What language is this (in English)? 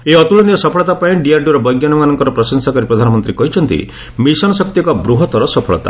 Odia